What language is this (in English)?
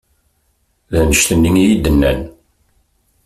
Kabyle